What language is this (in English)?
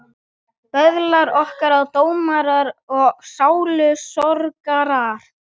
Icelandic